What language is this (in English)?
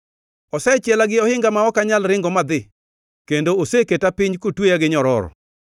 Luo (Kenya and Tanzania)